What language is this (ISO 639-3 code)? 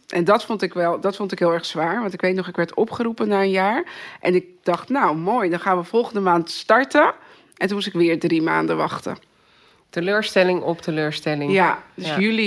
nld